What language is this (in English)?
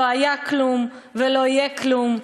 Hebrew